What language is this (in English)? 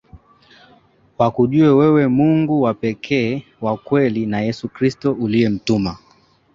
Swahili